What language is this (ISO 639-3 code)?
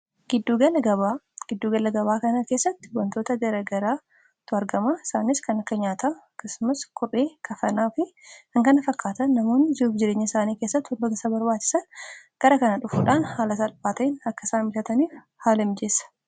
orm